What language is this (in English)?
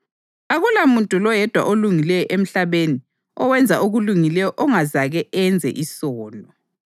North Ndebele